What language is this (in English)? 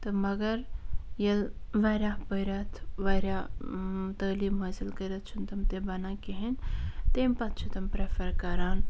Kashmiri